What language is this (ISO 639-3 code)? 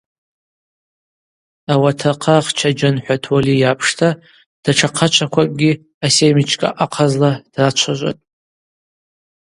abq